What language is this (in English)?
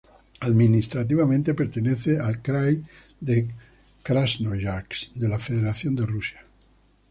Spanish